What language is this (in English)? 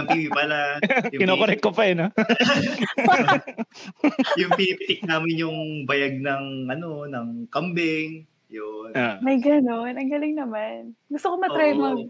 Filipino